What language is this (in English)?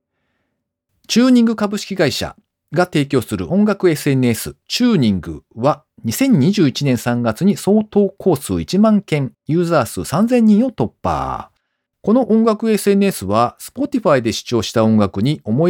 Japanese